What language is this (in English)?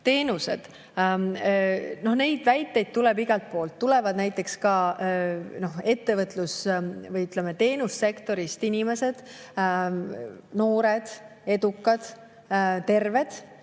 Estonian